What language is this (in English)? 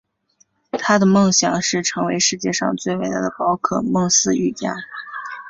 Chinese